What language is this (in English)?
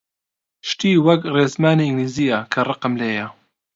Central Kurdish